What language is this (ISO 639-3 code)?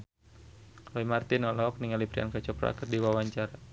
sun